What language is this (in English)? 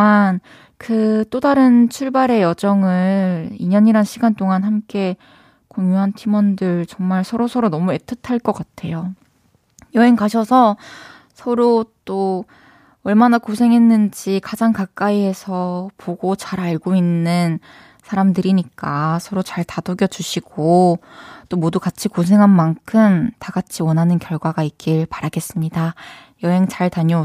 Korean